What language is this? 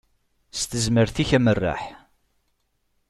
Kabyle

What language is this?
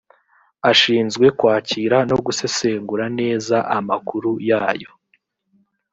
Kinyarwanda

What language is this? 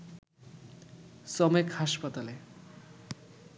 Bangla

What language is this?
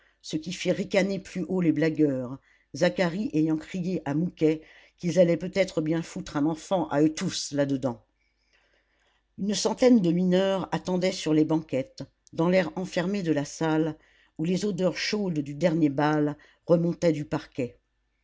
French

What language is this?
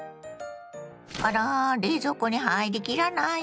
Japanese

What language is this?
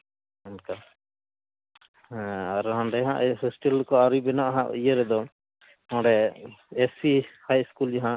Santali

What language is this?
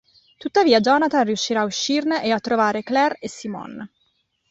Italian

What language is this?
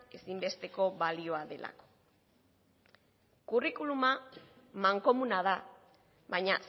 Basque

